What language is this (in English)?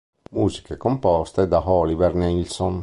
Italian